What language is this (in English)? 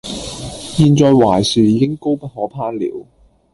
Cantonese